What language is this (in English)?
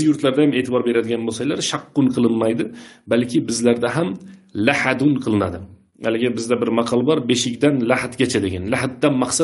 Turkish